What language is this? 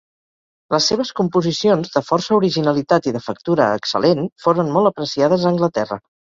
Catalan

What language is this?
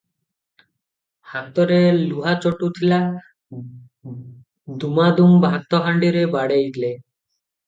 Odia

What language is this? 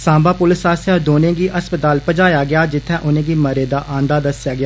Dogri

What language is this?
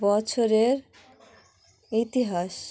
Bangla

